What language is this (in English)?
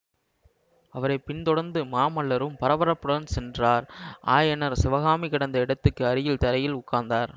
Tamil